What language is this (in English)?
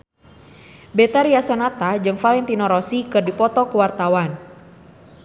Sundanese